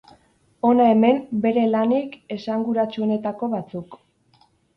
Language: Basque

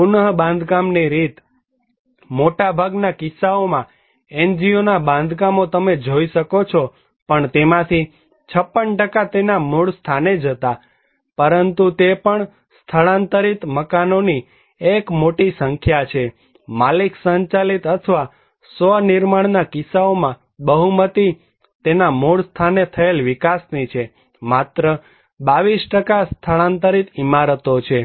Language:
Gujarati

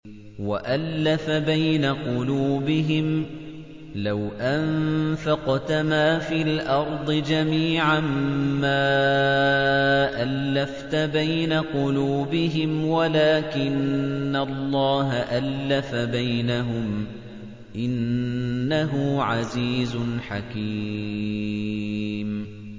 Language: Arabic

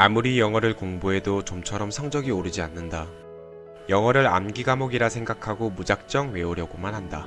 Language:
Korean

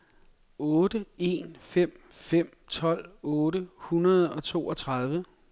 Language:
Danish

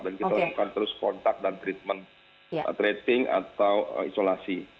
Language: Indonesian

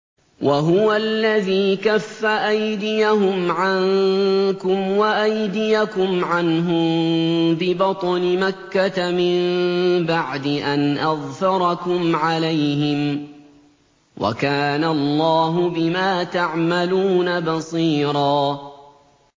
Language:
Arabic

